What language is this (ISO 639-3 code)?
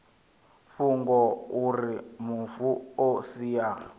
ven